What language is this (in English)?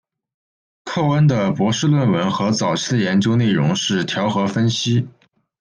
Chinese